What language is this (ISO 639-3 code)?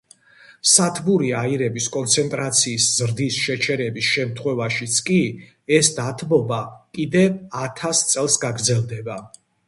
kat